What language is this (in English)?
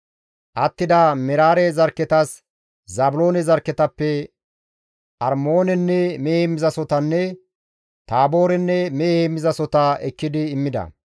Gamo